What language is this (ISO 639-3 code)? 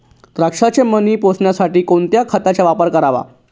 mar